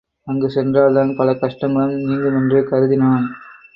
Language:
Tamil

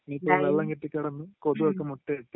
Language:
Malayalam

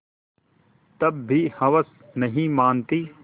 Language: Hindi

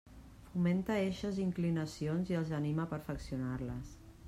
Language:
Catalan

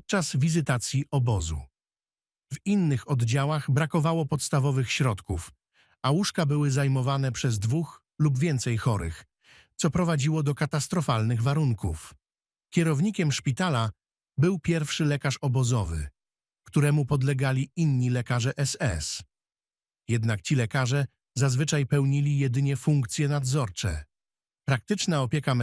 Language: Polish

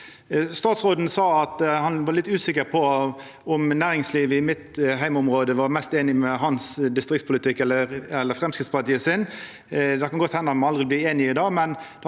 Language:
Norwegian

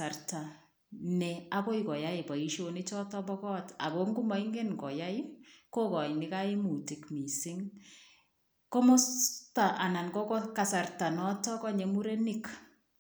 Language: Kalenjin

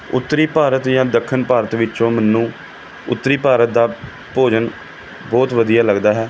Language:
Punjabi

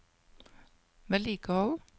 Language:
Norwegian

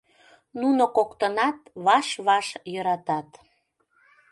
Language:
Mari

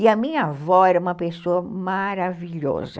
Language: Portuguese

